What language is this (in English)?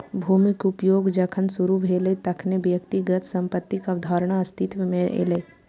Maithili